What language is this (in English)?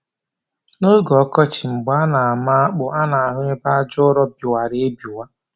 Igbo